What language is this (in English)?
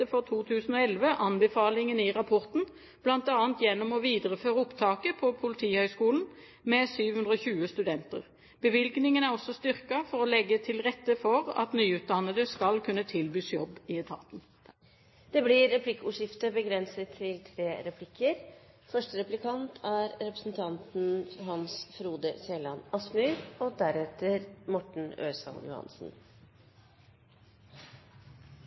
Norwegian Bokmål